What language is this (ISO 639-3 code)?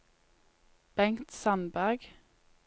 nor